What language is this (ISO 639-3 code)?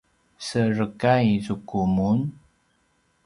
pwn